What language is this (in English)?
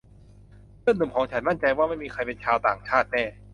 Thai